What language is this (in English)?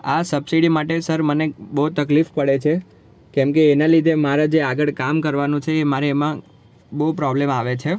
Gujarati